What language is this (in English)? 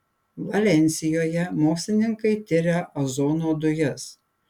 Lithuanian